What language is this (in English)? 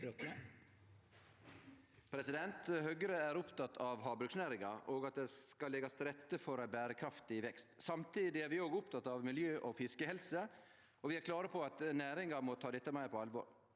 Norwegian